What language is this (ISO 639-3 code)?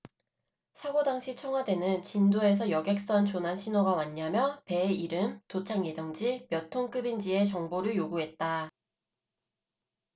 kor